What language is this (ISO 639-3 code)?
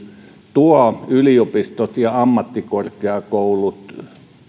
fin